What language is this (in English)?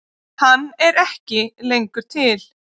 Icelandic